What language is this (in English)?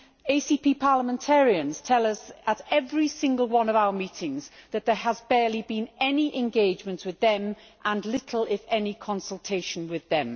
English